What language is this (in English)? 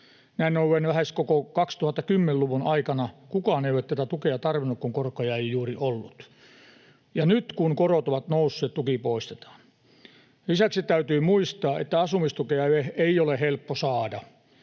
Finnish